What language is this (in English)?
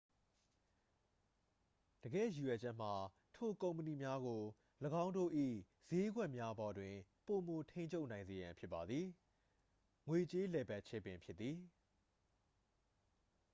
Burmese